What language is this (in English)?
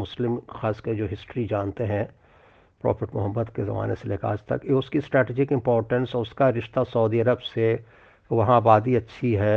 Hindi